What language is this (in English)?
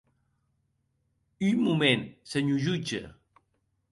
Occitan